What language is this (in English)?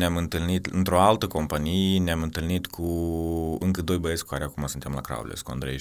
Romanian